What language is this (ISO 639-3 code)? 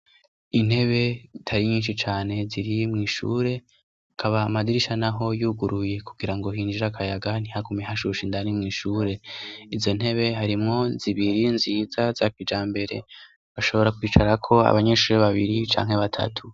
run